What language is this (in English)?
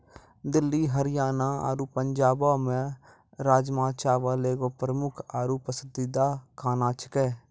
Maithili